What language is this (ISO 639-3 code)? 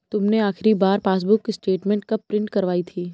hin